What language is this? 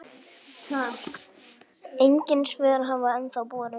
Icelandic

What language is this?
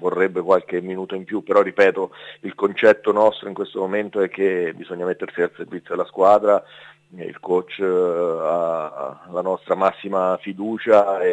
Italian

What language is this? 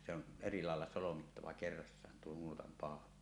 Finnish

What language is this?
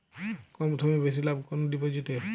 Bangla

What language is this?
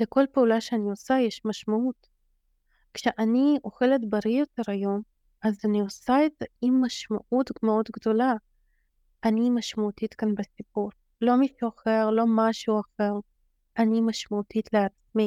Hebrew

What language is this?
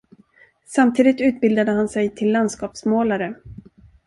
Swedish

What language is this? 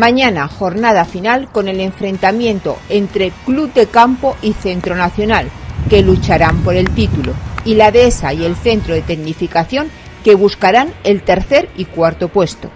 Spanish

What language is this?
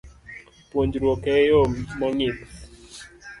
Luo (Kenya and Tanzania)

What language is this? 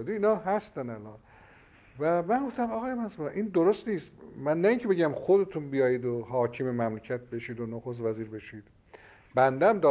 Persian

